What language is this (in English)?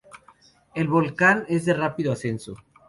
Spanish